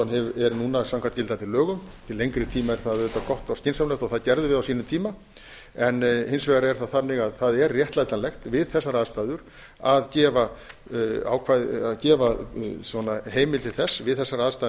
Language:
Icelandic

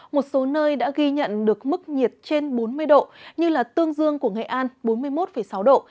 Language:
Vietnamese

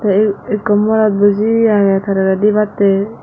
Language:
Chakma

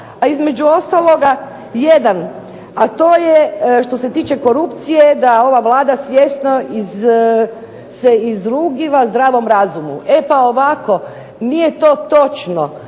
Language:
Croatian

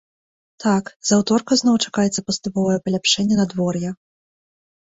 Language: Belarusian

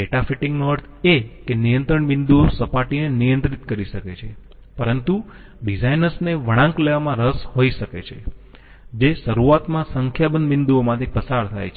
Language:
Gujarati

